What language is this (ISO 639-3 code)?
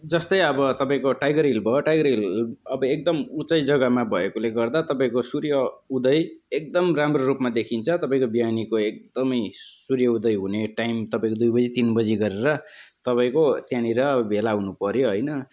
nep